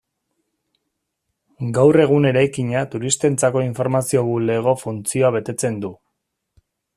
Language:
Basque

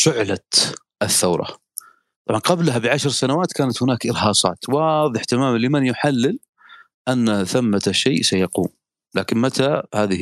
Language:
Arabic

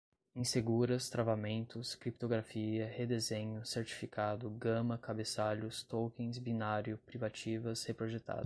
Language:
Portuguese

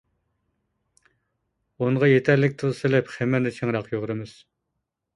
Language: Uyghur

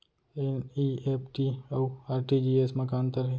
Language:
Chhattisgarhi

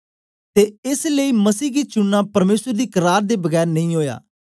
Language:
Dogri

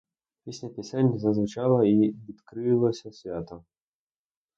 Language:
Ukrainian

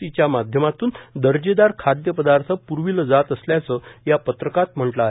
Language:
Marathi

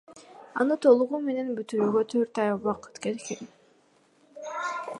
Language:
Kyrgyz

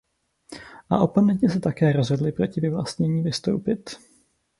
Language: Czech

